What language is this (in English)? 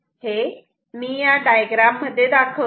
Marathi